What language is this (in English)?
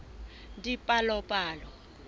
Southern Sotho